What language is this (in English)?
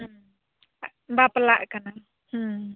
Santali